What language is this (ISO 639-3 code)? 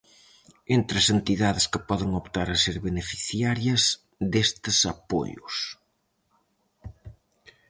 glg